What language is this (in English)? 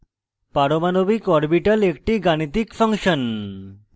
Bangla